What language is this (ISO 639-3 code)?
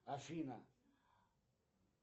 rus